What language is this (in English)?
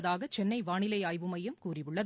Tamil